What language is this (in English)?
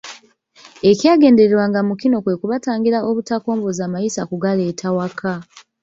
Ganda